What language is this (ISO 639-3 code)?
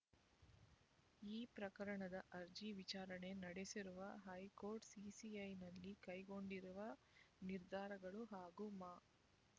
kan